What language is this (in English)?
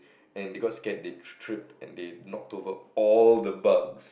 English